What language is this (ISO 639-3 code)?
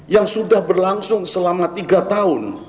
ind